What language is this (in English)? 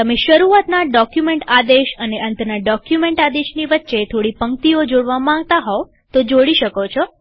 Gujarati